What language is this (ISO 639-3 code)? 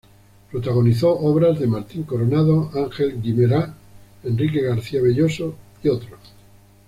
spa